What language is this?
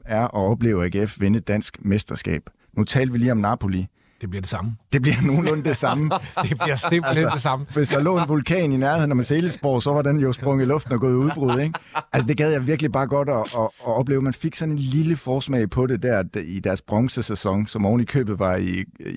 Danish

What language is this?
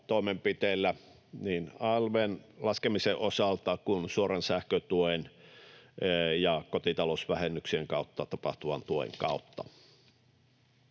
Finnish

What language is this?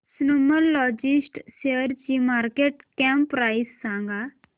Marathi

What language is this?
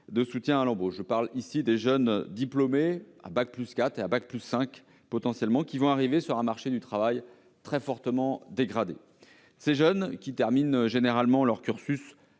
French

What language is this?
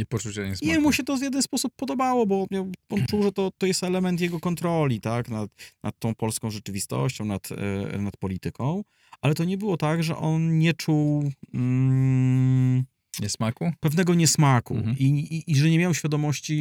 Polish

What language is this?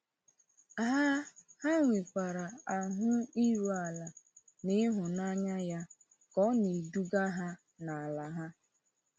Igbo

